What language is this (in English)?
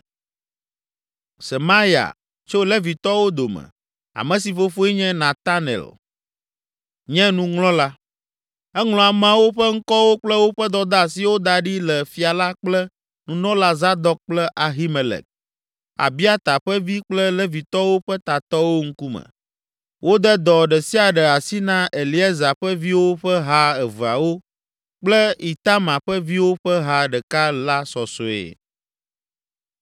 Ewe